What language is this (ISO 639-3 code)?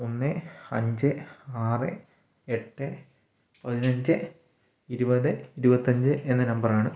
mal